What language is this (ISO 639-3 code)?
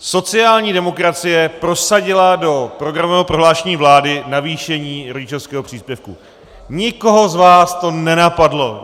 ces